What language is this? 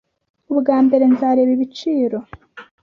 Kinyarwanda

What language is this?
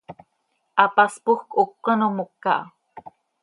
Seri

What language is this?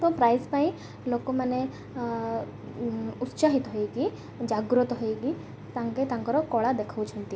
Odia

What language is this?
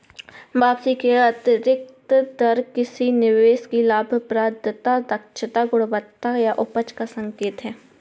Hindi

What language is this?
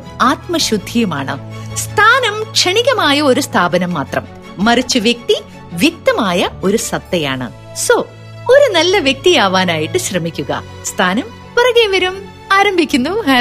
Malayalam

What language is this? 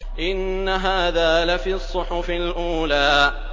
Arabic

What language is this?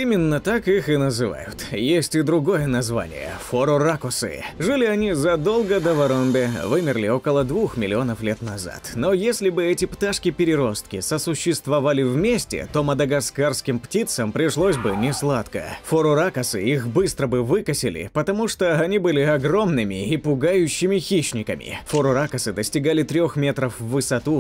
Russian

